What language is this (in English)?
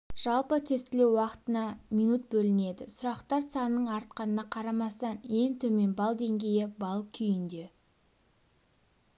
Kazakh